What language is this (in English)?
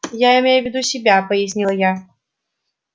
Russian